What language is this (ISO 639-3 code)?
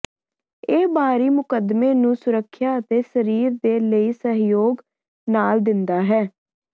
pan